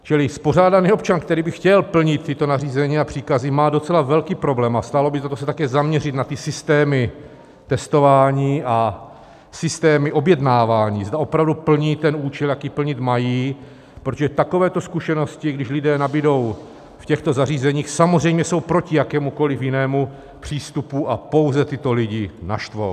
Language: Czech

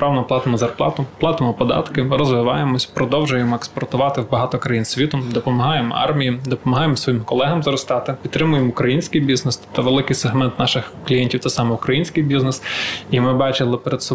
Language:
Ukrainian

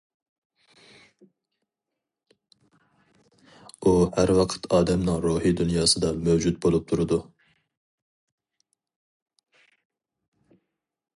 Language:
Uyghur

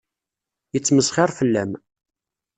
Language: Kabyle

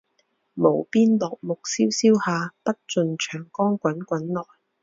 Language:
Chinese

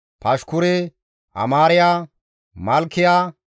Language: Gamo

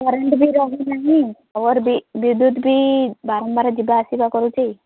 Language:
Odia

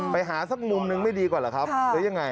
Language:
Thai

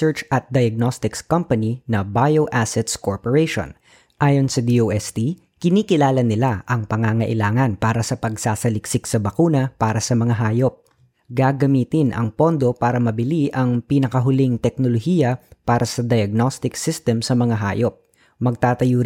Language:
Filipino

